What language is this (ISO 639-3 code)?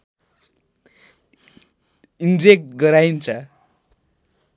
nep